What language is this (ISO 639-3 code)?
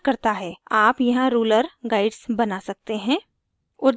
hin